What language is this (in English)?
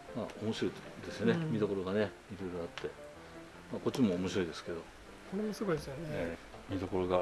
Japanese